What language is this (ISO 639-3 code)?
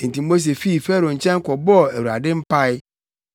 aka